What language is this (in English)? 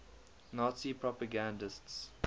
English